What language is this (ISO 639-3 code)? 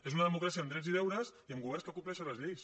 cat